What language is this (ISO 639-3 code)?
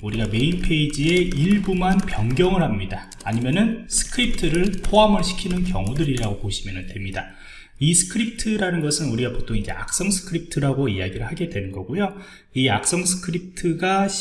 kor